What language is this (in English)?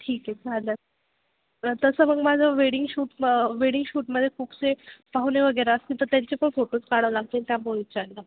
Marathi